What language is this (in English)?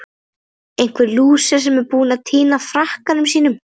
Icelandic